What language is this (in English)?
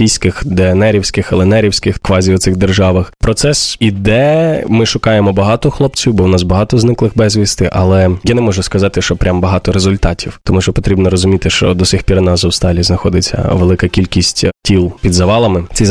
Ukrainian